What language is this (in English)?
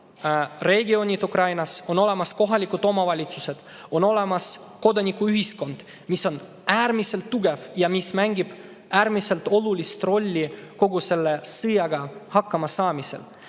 Estonian